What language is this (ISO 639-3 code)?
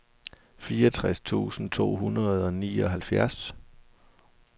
dan